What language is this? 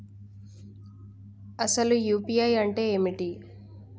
Telugu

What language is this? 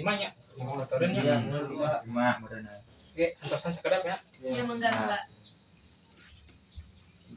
Indonesian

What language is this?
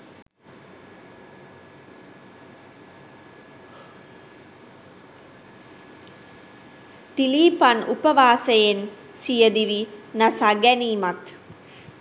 Sinhala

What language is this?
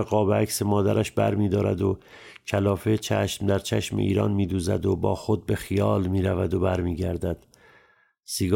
Persian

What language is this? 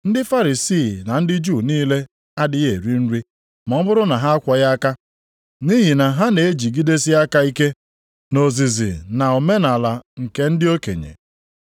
Igbo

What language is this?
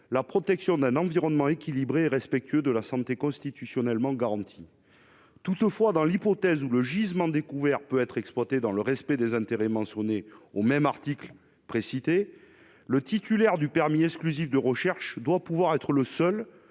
French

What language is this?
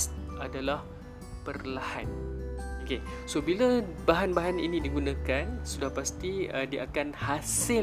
Malay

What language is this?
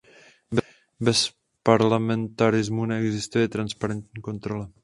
Czech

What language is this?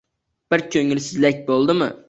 Uzbek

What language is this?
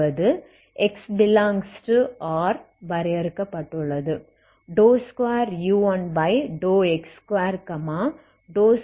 Tamil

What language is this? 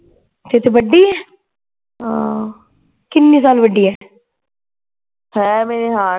Punjabi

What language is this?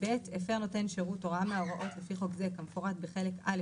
Hebrew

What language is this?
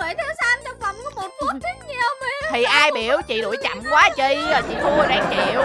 Vietnamese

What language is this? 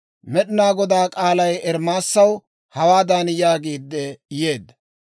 Dawro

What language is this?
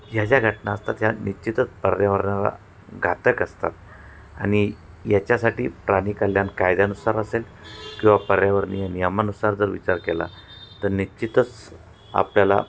Marathi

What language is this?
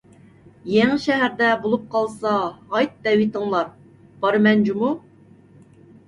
Uyghur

